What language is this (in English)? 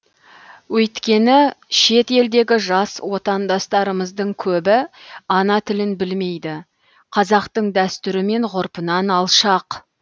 Kazakh